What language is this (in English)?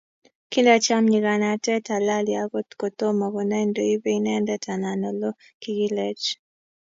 Kalenjin